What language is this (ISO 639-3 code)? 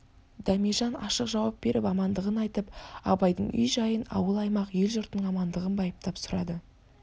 kaz